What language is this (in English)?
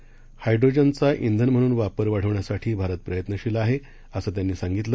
Marathi